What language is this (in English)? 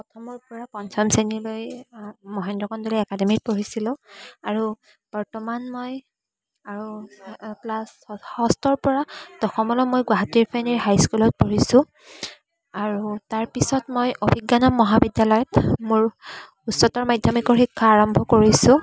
Assamese